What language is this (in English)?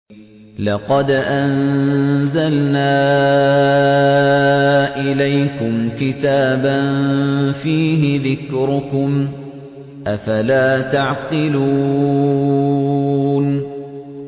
Arabic